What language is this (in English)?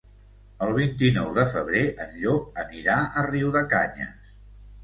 Catalan